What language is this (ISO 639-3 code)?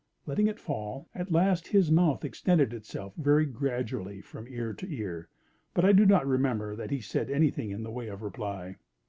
eng